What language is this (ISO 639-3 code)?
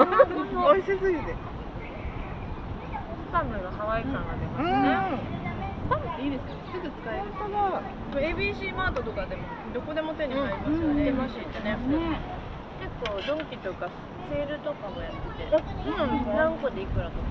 jpn